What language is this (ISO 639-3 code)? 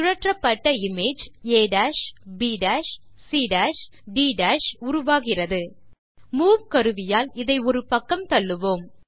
tam